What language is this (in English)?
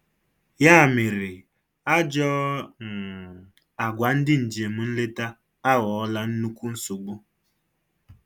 Igbo